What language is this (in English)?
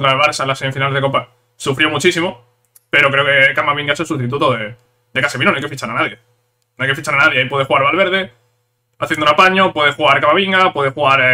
Spanish